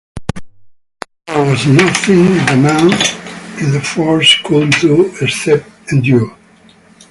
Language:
English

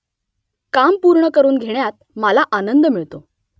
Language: Marathi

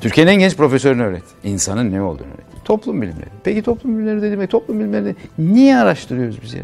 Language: Turkish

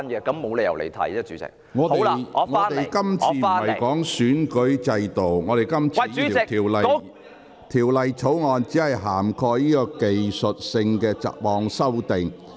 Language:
Cantonese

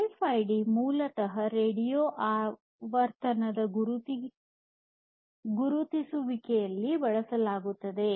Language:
Kannada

